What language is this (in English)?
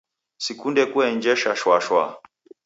Taita